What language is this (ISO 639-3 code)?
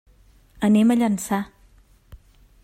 cat